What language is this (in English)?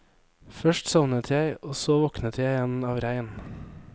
Norwegian